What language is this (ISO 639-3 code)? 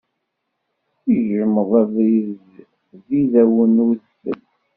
kab